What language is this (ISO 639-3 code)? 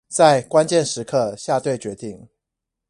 zho